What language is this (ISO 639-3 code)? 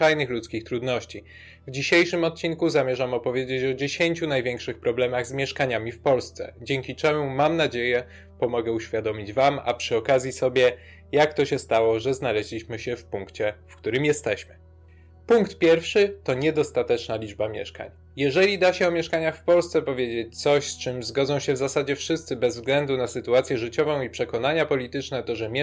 pol